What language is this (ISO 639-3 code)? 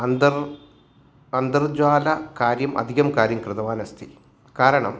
san